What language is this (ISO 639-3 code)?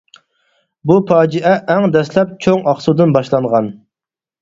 uig